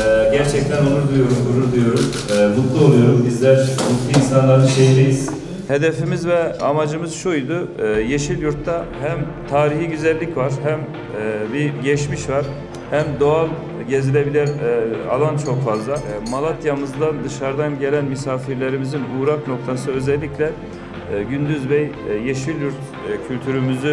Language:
Turkish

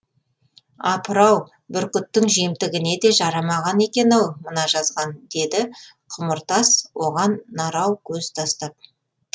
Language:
Kazakh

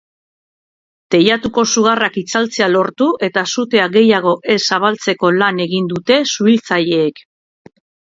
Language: Basque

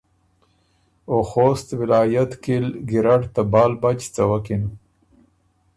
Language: Ormuri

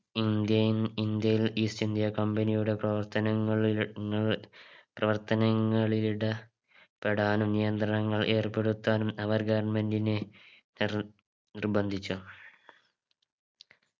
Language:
Malayalam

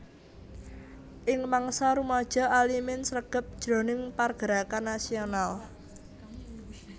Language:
Javanese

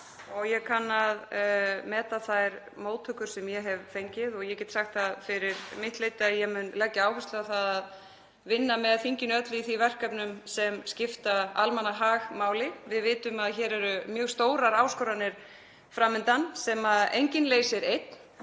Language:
Icelandic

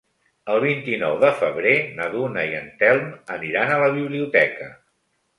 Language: Catalan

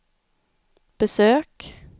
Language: Swedish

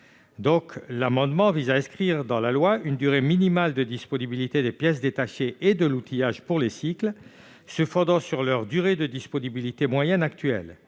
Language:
French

